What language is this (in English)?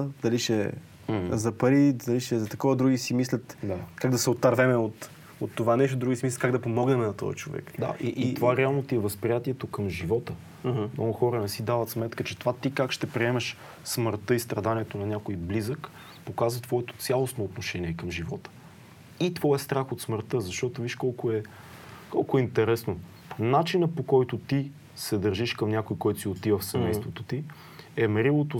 Bulgarian